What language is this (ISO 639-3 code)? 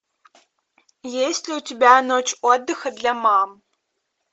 rus